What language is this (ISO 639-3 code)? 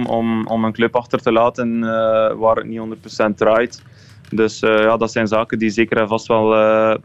nld